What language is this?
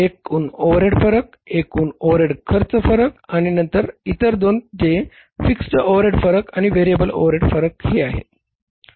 Marathi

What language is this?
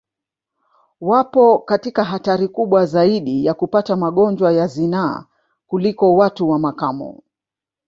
Swahili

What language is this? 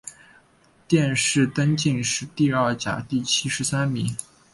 Chinese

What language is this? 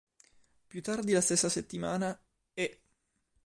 Italian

